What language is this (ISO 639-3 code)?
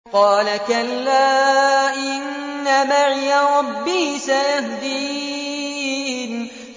ara